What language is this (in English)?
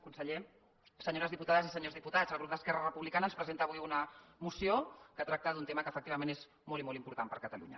Catalan